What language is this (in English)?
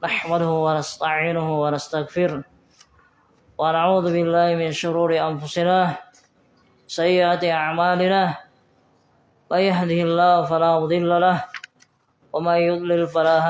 Indonesian